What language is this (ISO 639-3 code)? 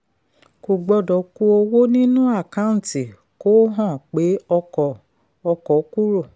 yor